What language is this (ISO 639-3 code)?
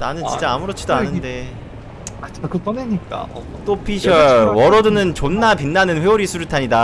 kor